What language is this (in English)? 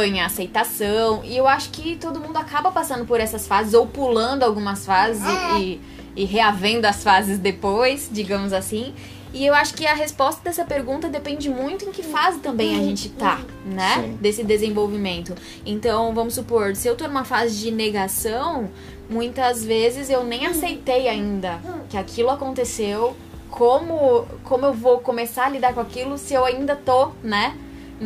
Portuguese